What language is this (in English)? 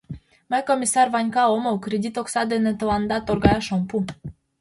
Mari